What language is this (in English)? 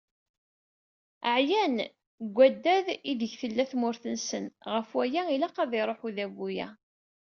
Kabyle